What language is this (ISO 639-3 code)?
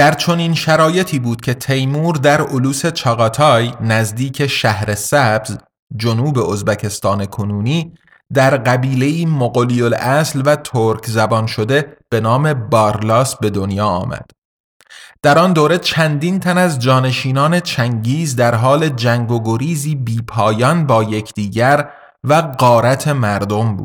fas